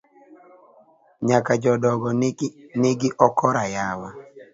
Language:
Luo (Kenya and Tanzania)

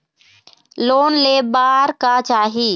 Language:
Chhattisgarhi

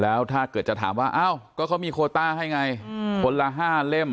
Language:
Thai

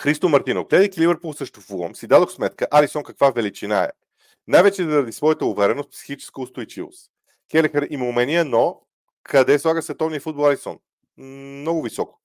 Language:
Bulgarian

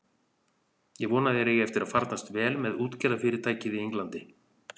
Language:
Icelandic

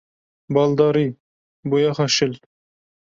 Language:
Kurdish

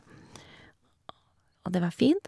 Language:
Norwegian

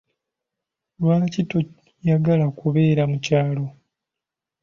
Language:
Ganda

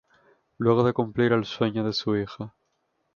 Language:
Spanish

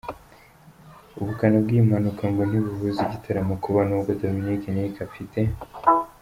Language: Kinyarwanda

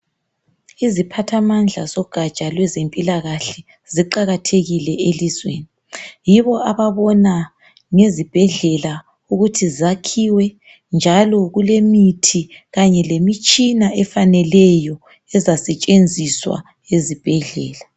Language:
North Ndebele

